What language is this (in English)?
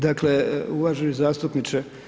Croatian